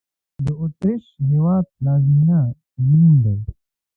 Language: Pashto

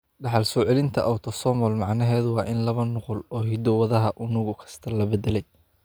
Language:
Somali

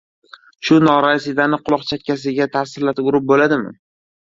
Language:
Uzbek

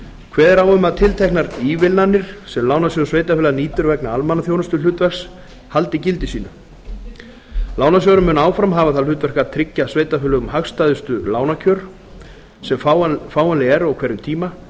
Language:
Icelandic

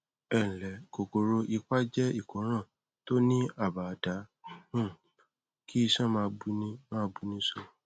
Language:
Yoruba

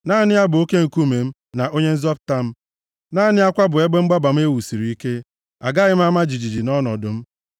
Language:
Igbo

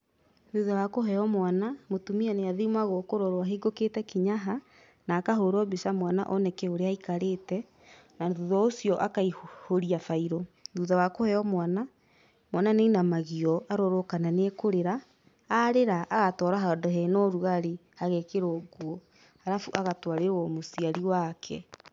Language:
Kikuyu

